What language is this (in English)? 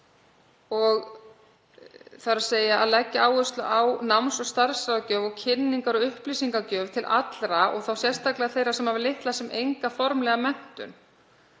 Icelandic